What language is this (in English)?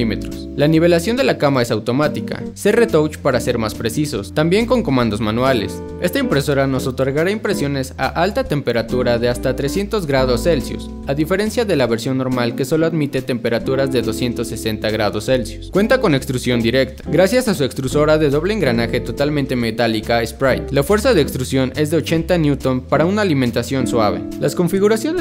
Spanish